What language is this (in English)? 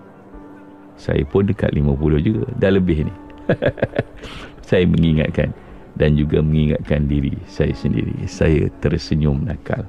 Malay